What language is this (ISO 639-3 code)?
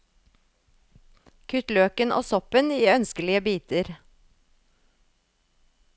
nor